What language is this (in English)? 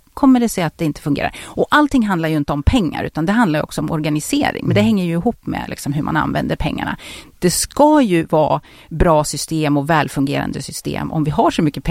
Swedish